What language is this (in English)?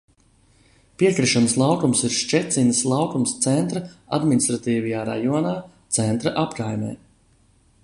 Latvian